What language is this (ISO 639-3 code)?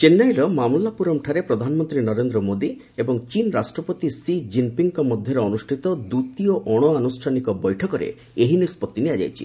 ori